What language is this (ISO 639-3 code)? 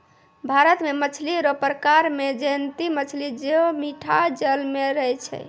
mai